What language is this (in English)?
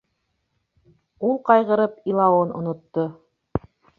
Bashkir